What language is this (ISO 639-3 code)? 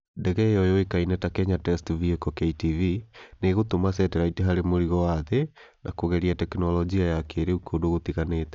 kik